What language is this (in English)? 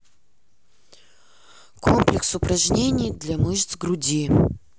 Russian